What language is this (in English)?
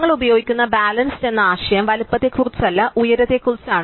Malayalam